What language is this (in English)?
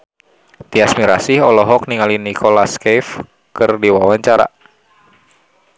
Sundanese